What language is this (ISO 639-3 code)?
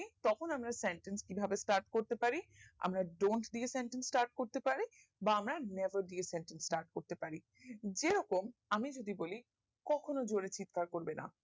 ben